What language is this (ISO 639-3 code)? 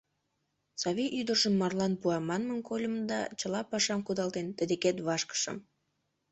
chm